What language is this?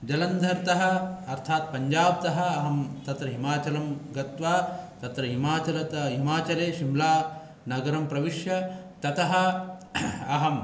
Sanskrit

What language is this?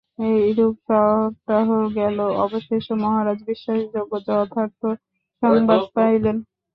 Bangla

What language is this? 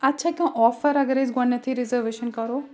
Kashmiri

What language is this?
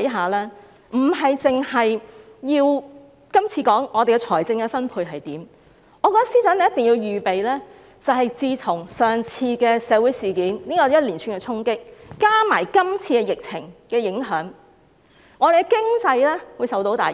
Cantonese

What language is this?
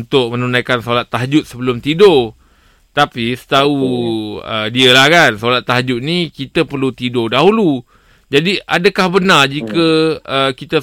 Malay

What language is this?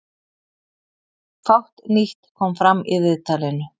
Icelandic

